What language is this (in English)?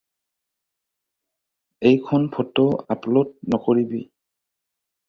Assamese